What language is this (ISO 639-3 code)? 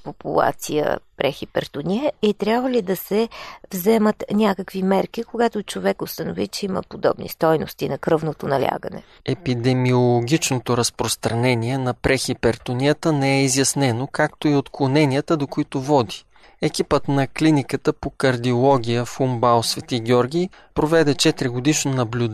bul